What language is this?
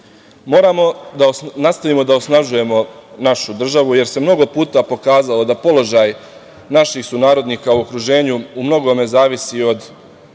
Serbian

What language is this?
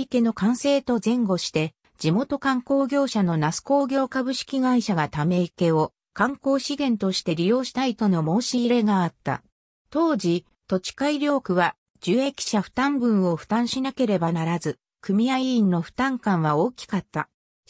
Japanese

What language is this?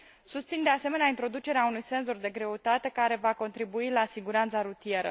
Romanian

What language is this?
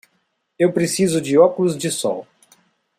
Portuguese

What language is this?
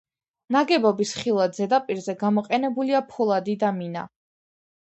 Georgian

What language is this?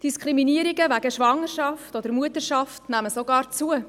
Swiss German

